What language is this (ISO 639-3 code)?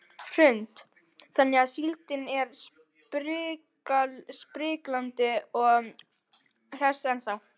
isl